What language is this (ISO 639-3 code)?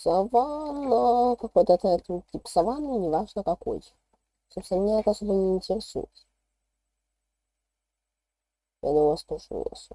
rus